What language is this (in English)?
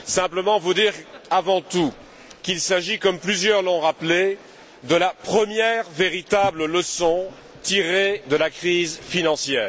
French